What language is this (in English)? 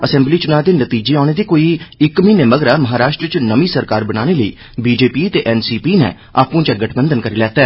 Dogri